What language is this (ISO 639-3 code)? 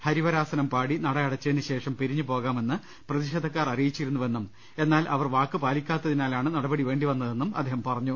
mal